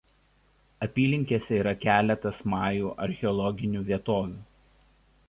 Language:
Lithuanian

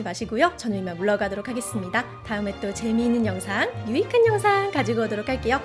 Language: Korean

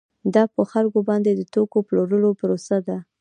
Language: Pashto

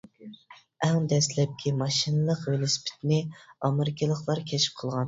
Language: Uyghur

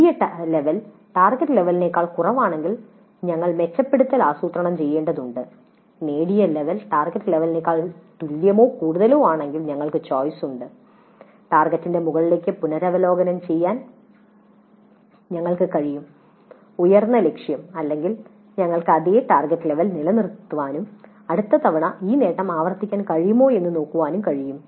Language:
Malayalam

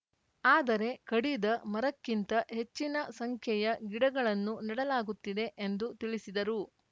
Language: Kannada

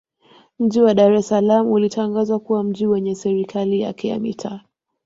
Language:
Swahili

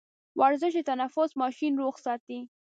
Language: Pashto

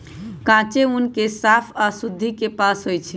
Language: Magahi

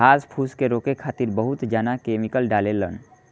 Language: Bhojpuri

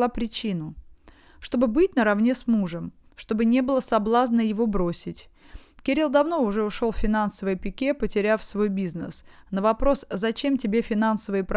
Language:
Russian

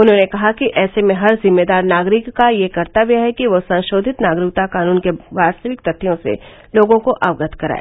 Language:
Hindi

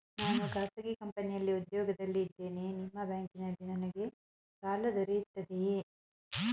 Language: Kannada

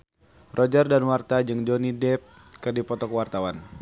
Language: Sundanese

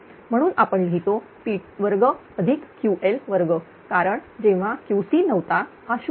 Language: Marathi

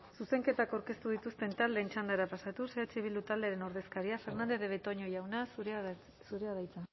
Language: Basque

